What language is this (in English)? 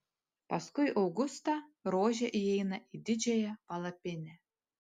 Lithuanian